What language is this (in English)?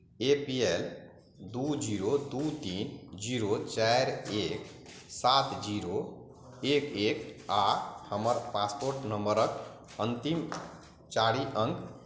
Maithili